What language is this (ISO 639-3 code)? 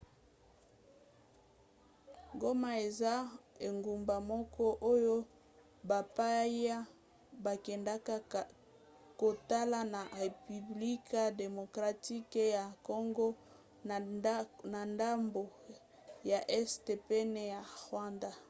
lin